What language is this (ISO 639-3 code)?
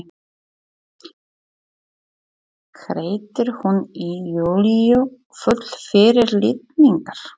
isl